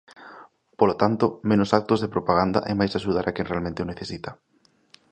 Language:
Galician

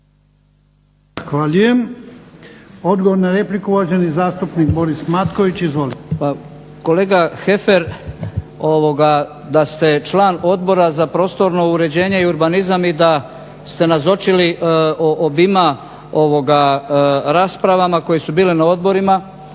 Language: Croatian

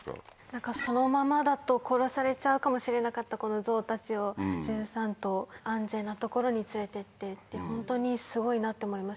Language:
Japanese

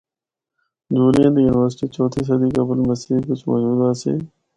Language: Northern Hindko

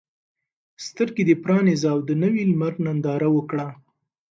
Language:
Pashto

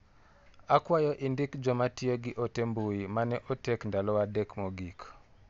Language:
Luo (Kenya and Tanzania)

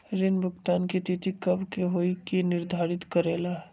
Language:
Magahi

